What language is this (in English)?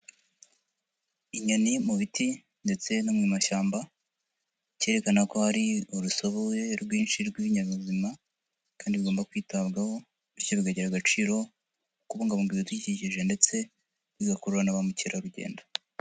Kinyarwanda